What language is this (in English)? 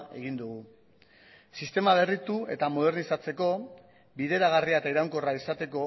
Basque